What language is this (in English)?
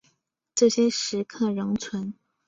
Chinese